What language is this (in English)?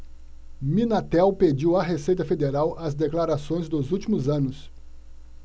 Portuguese